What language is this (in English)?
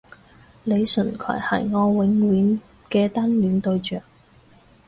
Cantonese